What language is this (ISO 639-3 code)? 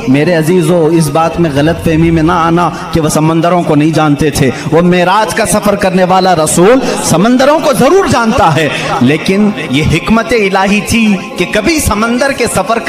hin